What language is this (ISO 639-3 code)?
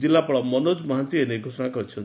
ori